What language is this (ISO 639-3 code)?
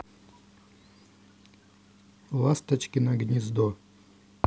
rus